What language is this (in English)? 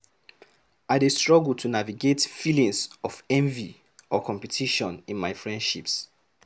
Nigerian Pidgin